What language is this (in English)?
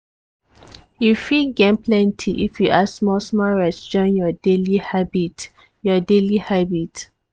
Nigerian Pidgin